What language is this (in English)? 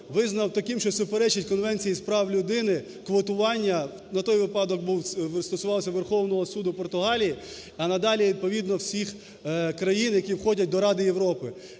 Ukrainian